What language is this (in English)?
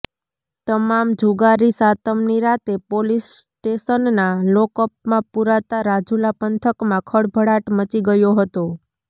Gujarati